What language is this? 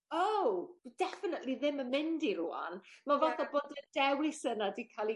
Welsh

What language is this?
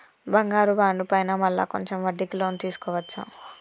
Telugu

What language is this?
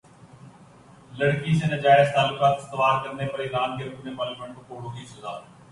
Urdu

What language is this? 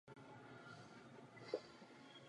Czech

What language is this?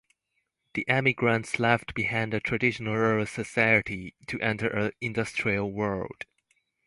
English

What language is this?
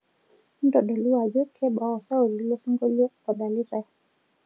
Masai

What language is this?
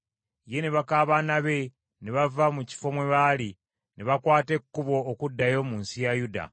Ganda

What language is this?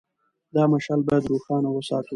Pashto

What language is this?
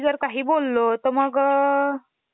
Marathi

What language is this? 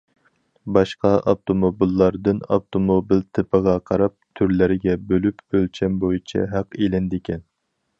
Uyghur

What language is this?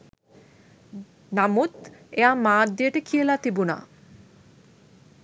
Sinhala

